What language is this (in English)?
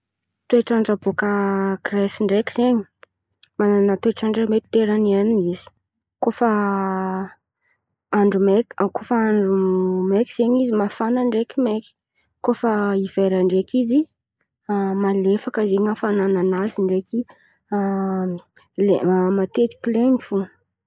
Antankarana Malagasy